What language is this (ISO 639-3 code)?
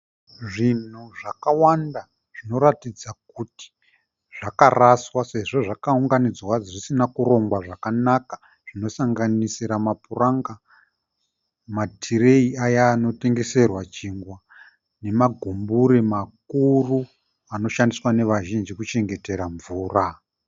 sna